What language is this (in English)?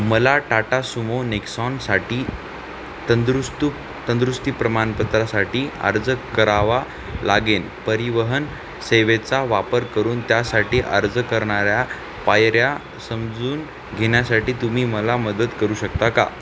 Marathi